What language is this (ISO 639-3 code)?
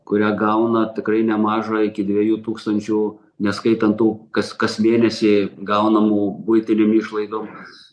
lit